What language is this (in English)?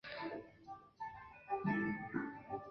Chinese